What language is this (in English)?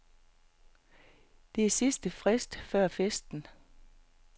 Danish